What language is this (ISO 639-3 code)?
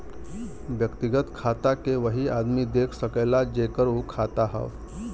bho